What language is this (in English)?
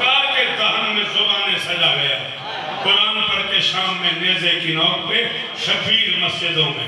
Romanian